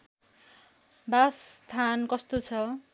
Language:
Nepali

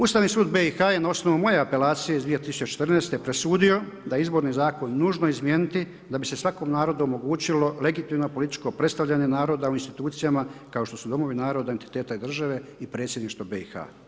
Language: Croatian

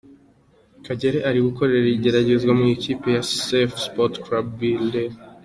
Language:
Kinyarwanda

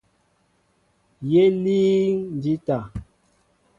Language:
Mbo (Cameroon)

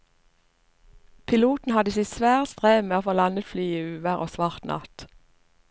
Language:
Norwegian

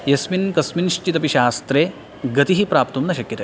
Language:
Sanskrit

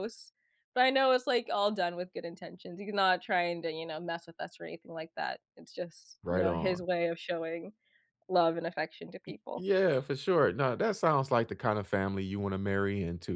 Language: English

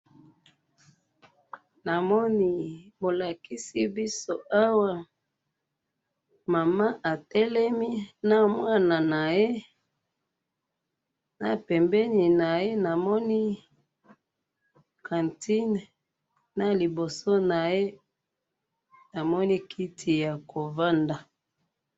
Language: Lingala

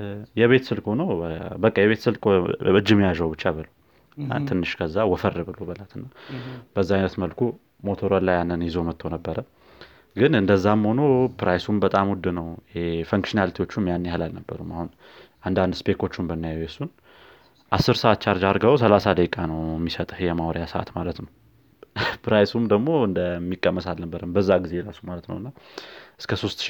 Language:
Amharic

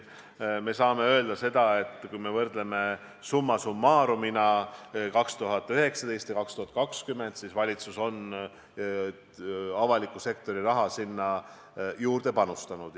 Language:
Estonian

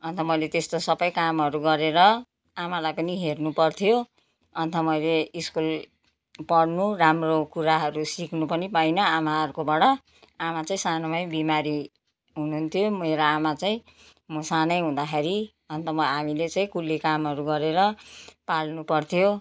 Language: Nepali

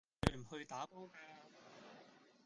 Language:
Cantonese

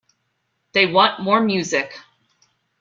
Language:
English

